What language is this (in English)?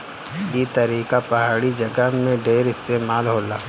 Bhojpuri